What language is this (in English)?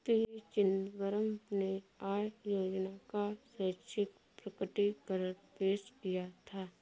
Hindi